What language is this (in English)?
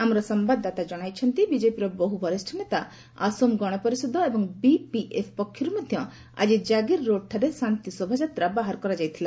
Odia